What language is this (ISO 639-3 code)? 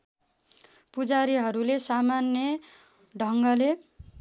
nep